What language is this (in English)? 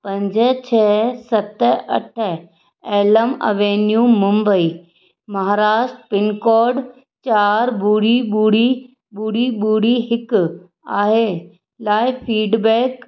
Sindhi